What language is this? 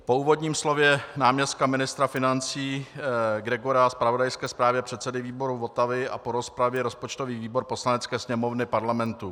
Czech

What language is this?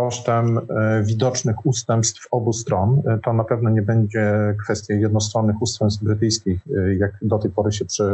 Polish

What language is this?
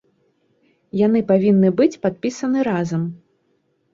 Belarusian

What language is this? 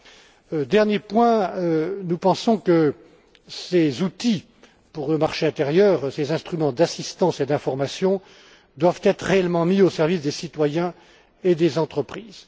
French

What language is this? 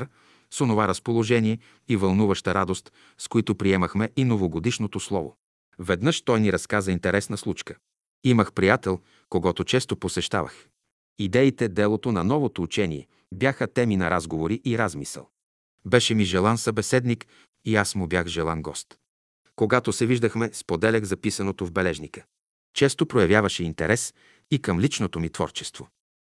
Bulgarian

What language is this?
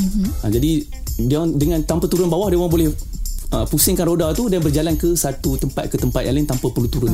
Malay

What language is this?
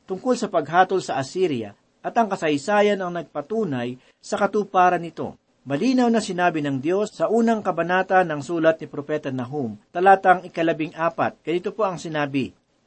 Filipino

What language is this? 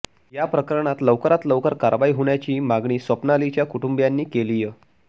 Marathi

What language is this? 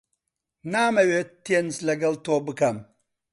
Central Kurdish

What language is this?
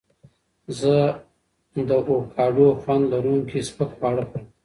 Pashto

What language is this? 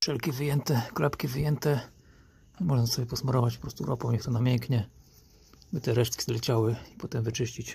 Polish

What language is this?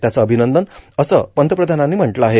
Marathi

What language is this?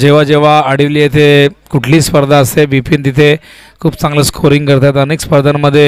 Hindi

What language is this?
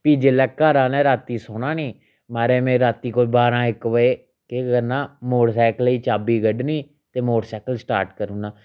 Dogri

